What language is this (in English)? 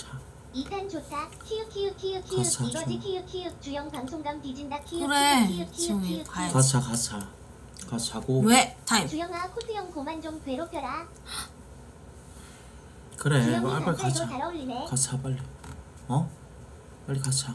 Korean